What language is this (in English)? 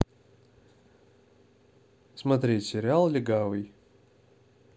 Russian